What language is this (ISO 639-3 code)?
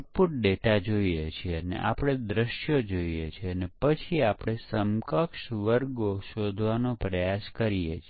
guj